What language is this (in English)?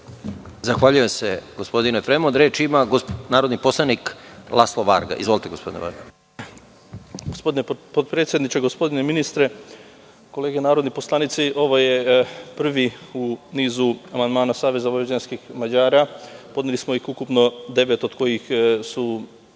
Serbian